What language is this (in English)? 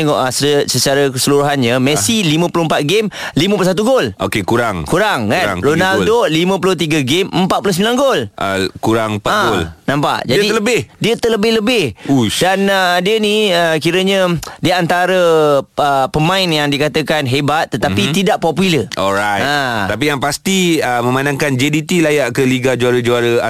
Malay